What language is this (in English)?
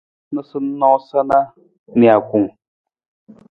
Nawdm